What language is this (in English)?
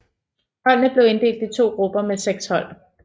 Danish